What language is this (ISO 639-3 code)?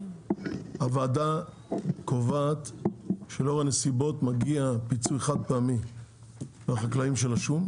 heb